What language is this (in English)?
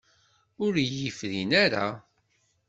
Kabyle